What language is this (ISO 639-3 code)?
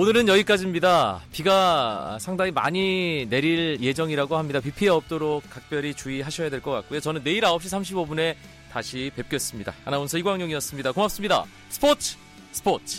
kor